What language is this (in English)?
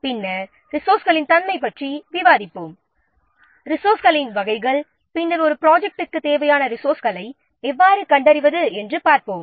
Tamil